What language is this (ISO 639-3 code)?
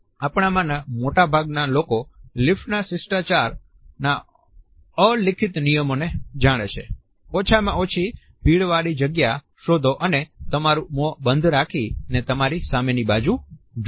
guj